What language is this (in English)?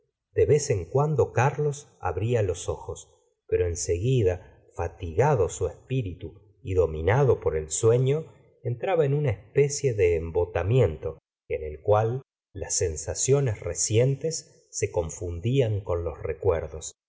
Spanish